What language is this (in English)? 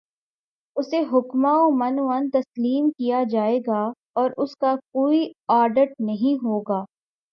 Urdu